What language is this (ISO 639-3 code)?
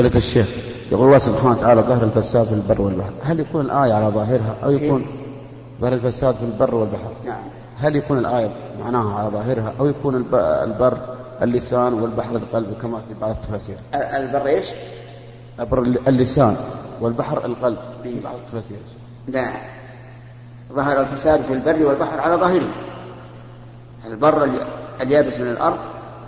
ara